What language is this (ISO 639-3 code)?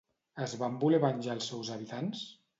cat